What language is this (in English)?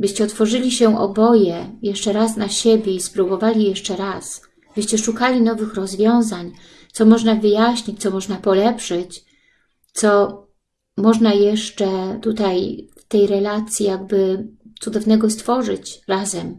Polish